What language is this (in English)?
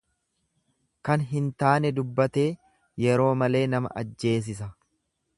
Oromo